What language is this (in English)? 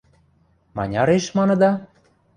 Western Mari